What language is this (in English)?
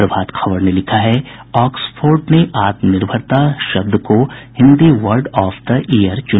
Hindi